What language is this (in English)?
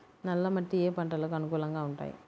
Telugu